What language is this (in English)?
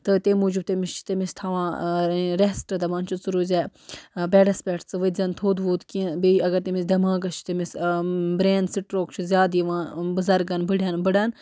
Kashmiri